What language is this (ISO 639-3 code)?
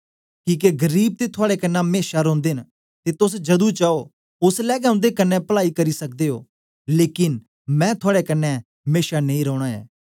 doi